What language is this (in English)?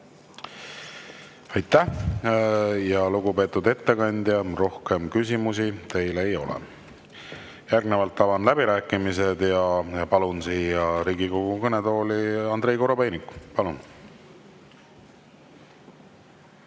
Estonian